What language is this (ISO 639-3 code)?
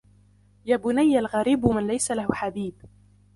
ara